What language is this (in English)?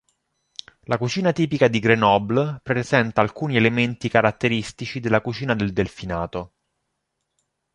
Italian